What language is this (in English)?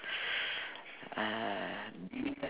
English